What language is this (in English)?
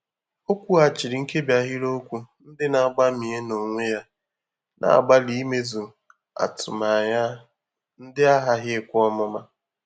Igbo